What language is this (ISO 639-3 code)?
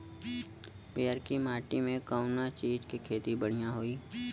bho